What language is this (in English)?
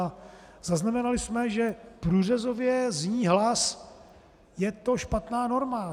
Czech